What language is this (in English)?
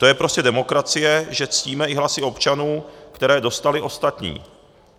Czech